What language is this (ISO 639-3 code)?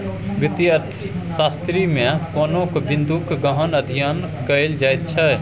mai